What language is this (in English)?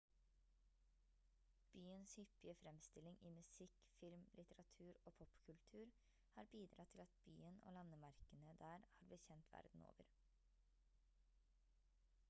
Norwegian Bokmål